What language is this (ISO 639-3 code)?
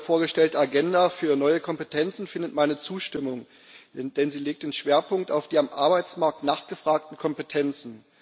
deu